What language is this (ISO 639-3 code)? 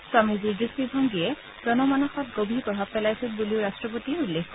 asm